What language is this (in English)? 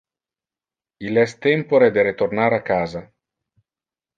Interlingua